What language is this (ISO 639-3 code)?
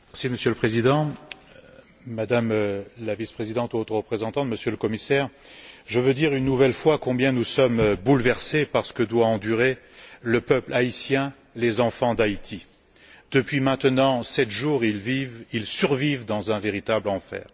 fra